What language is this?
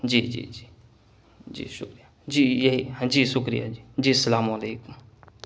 Urdu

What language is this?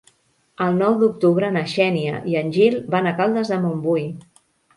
Catalan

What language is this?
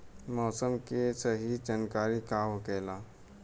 Bhojpuri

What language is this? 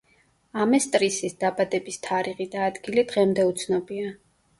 Georgian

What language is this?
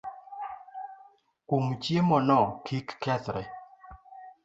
Luo (Kenya and Tanzania)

